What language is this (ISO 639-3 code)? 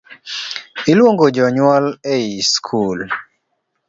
luo